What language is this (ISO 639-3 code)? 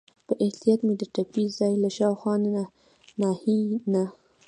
pus